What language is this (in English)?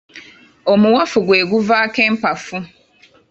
Ganda